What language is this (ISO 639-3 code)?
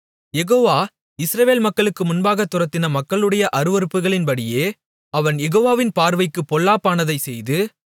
tam